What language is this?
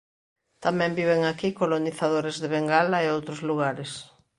Galician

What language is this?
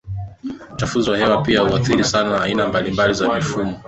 Swahili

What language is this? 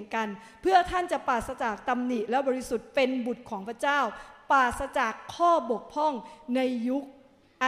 Thai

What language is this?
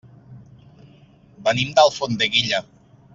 Catalan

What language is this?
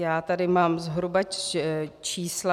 Czech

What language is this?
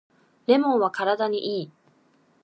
Japanese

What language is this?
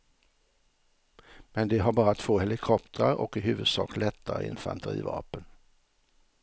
Swedish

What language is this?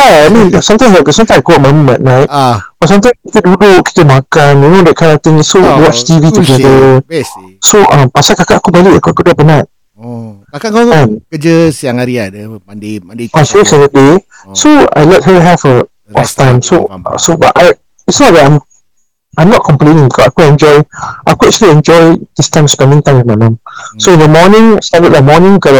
Malay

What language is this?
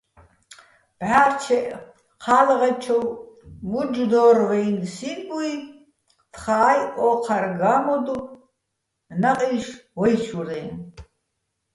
Bats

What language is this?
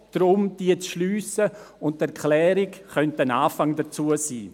Swiss German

